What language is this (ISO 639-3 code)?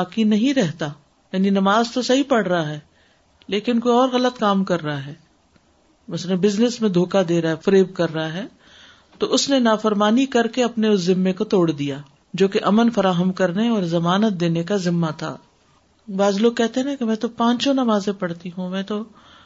urd